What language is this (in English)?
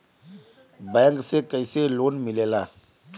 Bhojpuri